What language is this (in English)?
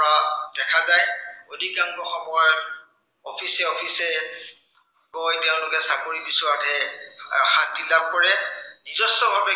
Assamese